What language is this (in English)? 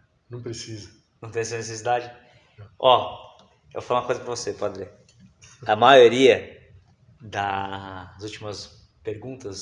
Portuguese